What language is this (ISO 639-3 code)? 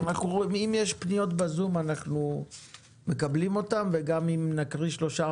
heb